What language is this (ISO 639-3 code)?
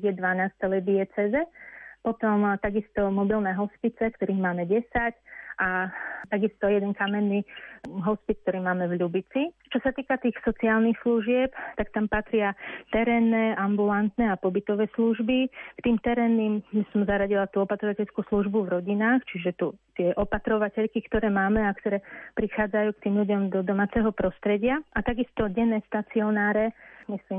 slk